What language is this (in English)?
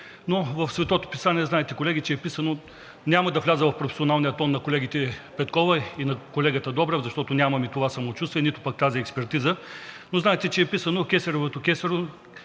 Bulgarian